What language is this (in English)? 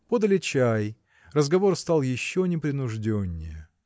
Russian